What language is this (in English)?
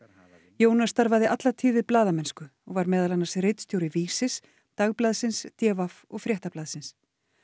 Icelandic